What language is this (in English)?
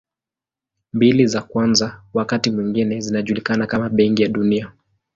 Swahili